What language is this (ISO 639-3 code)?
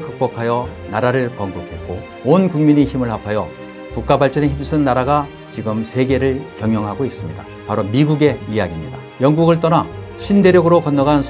kor